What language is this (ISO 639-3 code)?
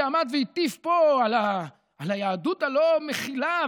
heb